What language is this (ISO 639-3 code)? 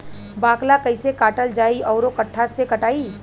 bho